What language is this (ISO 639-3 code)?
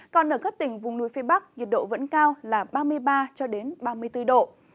vie